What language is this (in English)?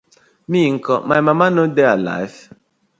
Nigerian Pidgin